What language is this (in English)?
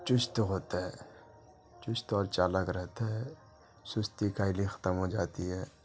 Urdu